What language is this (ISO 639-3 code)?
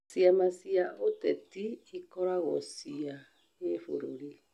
kik